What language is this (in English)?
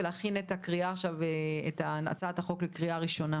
Hebrew